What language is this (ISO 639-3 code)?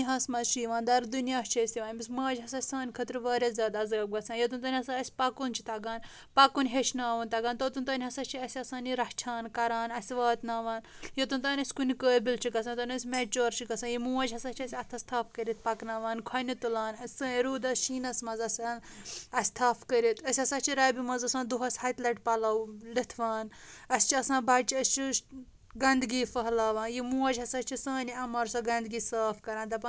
kas